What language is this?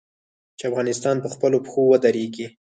Pashto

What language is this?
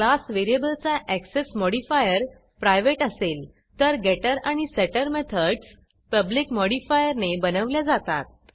Marathi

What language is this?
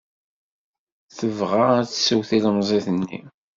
Kabyle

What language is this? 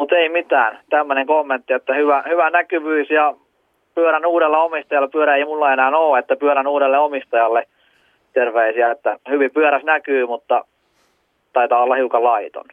Finnish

